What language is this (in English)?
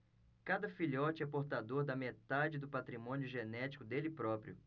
Portuguese